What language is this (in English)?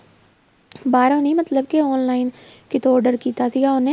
Punjabi